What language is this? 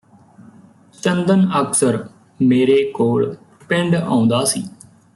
Punjabi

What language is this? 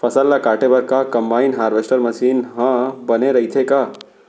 Chhattisgarhi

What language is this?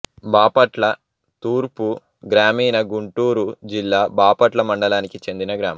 Telugu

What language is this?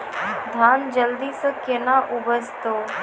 Maithili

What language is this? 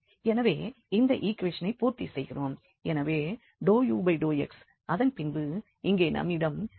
Tamil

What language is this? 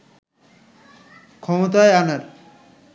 Bangla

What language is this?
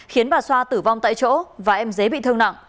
Vietnamese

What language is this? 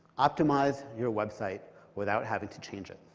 English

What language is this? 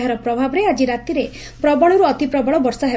Odia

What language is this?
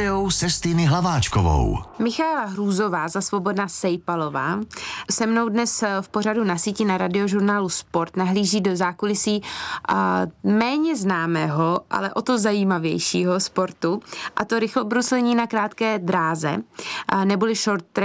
Czech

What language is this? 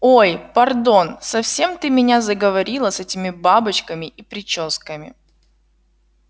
Russian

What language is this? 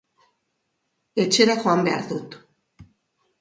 Basque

